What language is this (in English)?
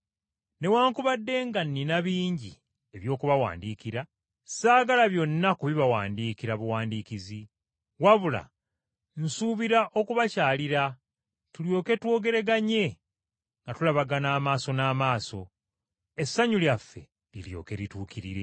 Ganda